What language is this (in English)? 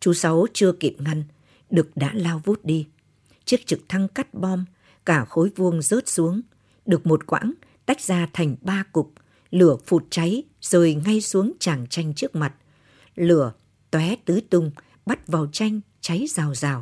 Vietnamese